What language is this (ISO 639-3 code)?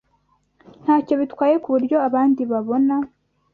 kin